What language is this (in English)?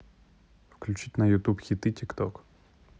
Russian